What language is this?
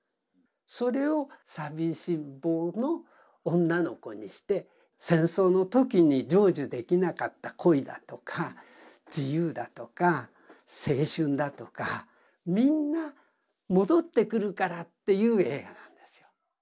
Japanese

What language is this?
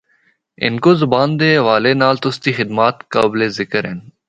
Northern Hindko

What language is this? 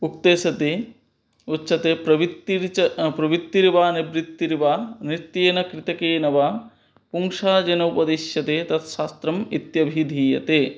Sanskrit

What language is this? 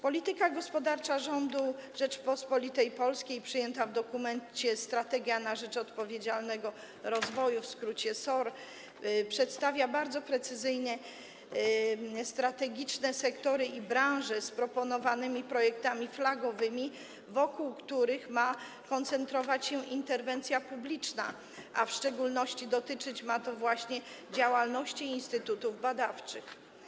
Polish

